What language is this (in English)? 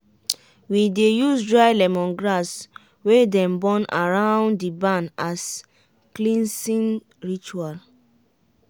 Nigerian Pidgin